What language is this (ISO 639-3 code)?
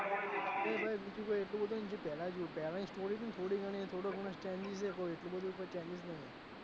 guj